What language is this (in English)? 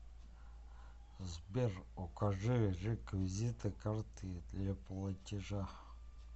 Russian